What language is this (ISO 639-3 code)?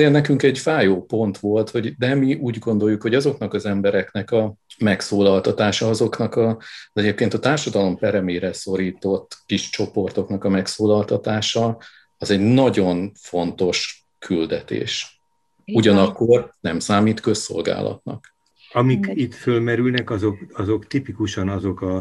hun